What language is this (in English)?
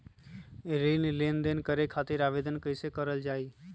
Magahi